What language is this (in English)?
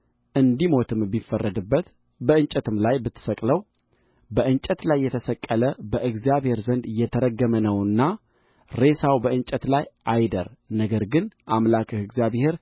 Amharic